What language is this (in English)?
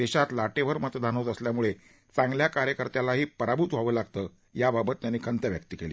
Marathi